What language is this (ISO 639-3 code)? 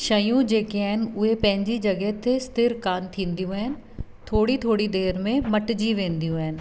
snd